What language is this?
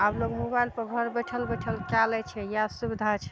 Maithili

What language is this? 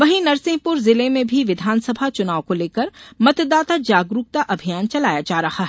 Hindi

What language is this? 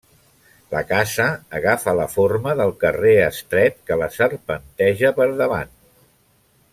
Catalan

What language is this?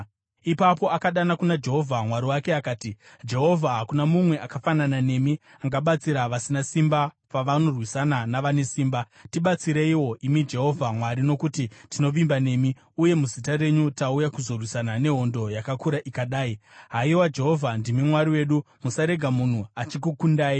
Shona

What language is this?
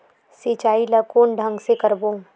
Chhattisgarhi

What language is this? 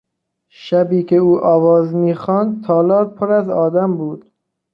Persian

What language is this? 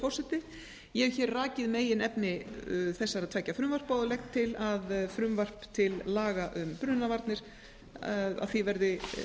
Icelandic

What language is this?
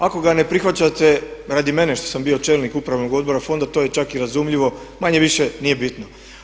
Croatian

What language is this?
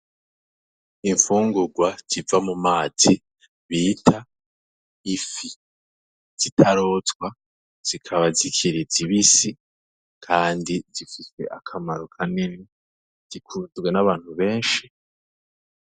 Rundi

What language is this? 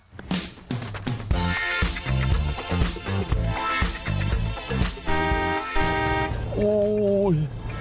Thai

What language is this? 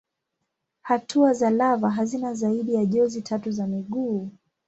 Swahili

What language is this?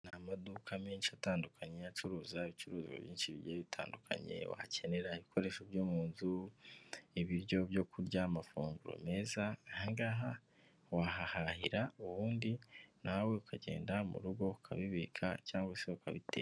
Kinyarwanda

